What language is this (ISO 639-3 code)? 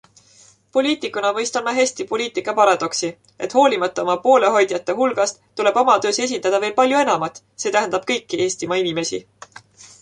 est